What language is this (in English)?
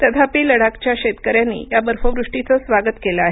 Marathi